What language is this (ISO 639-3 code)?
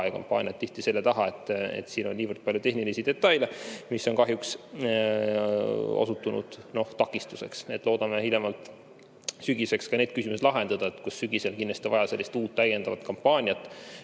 est